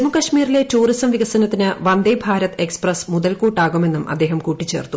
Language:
Malayalam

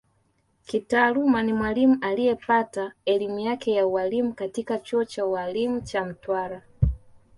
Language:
Swahili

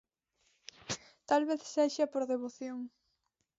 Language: Galician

